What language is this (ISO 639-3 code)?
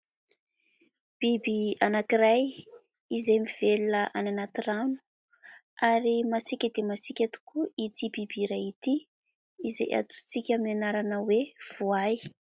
mlg